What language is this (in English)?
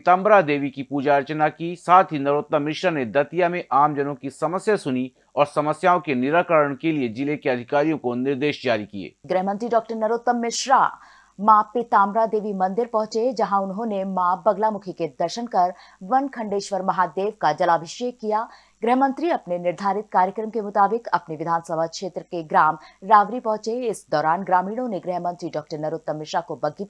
Hindi